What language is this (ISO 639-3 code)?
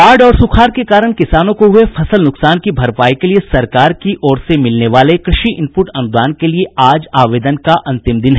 hin